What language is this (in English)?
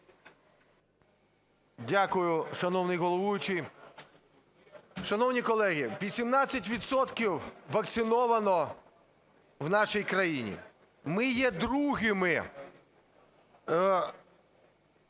Ukrainian